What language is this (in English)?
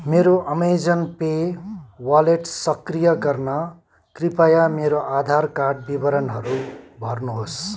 Nepali